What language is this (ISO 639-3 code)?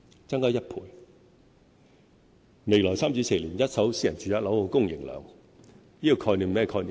yue